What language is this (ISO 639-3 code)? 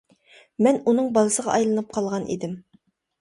uig